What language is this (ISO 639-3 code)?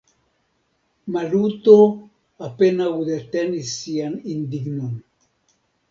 epo